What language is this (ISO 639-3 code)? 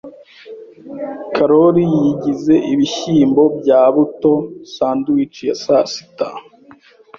kin